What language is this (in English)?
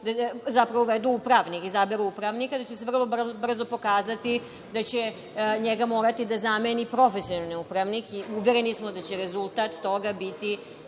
Serbian